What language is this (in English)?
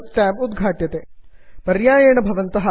Sanskrit